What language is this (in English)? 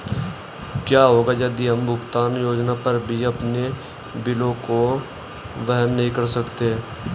Hindi